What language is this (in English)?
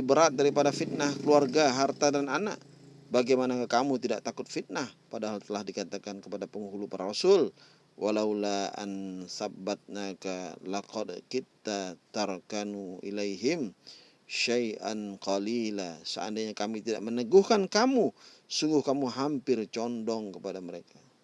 Indonesian